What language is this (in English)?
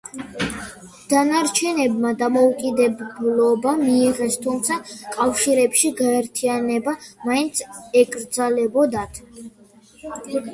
Georgian